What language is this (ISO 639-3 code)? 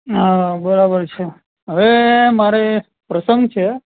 guj